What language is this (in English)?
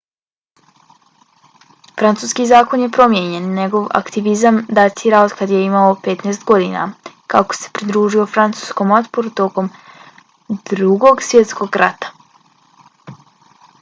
Bosnian